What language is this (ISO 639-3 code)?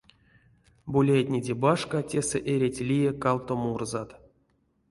myv